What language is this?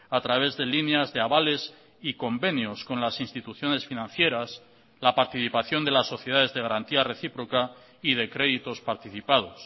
Spanish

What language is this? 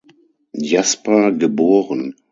German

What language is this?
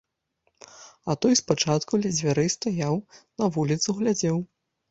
Belarusian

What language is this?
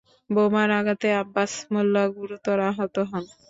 Bangla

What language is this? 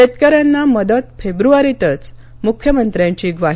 Marathi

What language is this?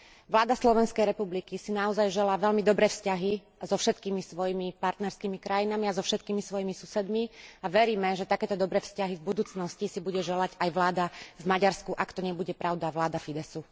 Slovak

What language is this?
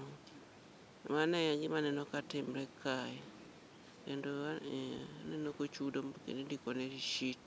Luo (Kenya and Tanzania)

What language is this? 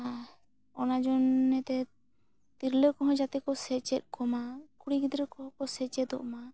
Santali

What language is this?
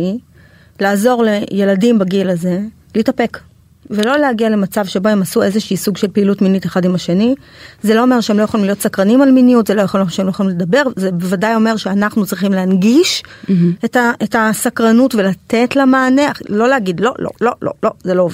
Hebrew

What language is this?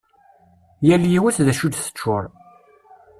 Kabyle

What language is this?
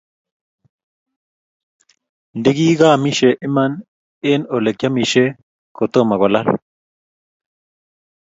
Kalenjin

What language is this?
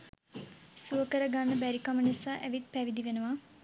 Sinhala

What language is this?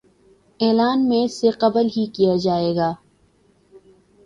Urdu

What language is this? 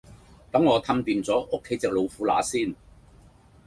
Cantonese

